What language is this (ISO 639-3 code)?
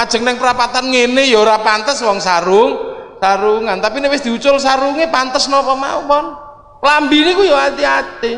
ind